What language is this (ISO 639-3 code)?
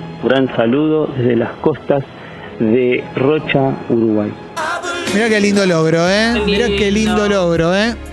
spa